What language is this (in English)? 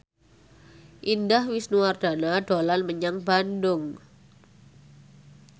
Javanese